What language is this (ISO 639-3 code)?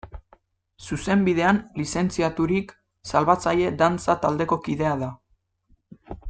eus